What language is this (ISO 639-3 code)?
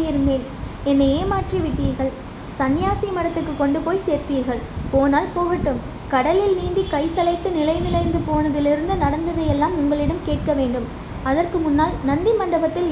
tam